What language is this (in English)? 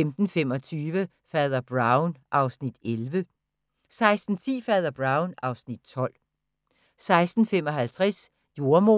Danish